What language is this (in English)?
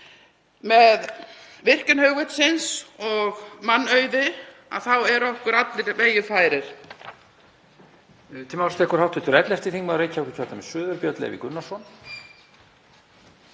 Icelandic